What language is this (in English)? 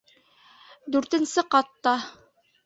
Bashkir